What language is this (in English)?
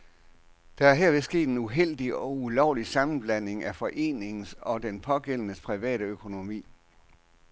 Danish